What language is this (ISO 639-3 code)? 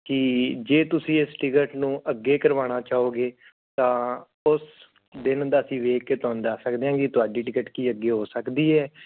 pan